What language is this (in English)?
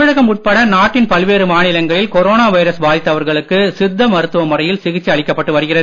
Tamil